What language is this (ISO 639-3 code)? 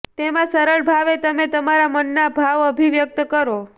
guj